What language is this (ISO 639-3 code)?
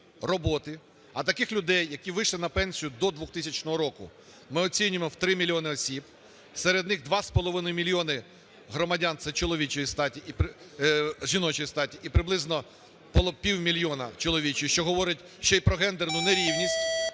ukr